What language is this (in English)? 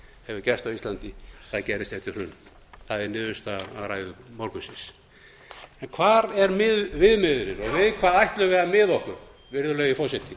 Icelandic